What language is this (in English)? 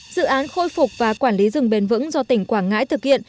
Vietnamese